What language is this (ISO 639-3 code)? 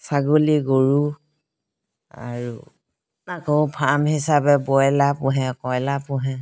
asm